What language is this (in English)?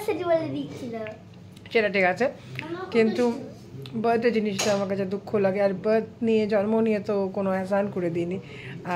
Bangla